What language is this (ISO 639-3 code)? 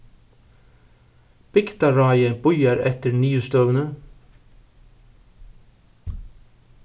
fao